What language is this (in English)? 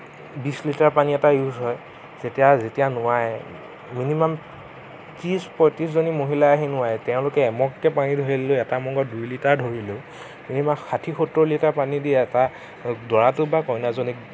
Assamese